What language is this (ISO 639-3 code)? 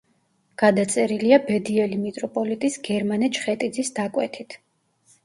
kat